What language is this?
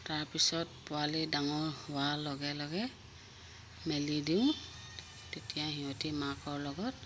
Assamese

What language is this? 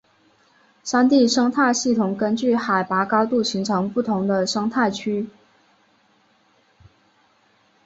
Chinese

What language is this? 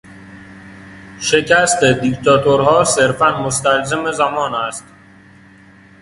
Persian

